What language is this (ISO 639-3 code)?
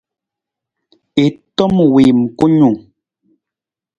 nmz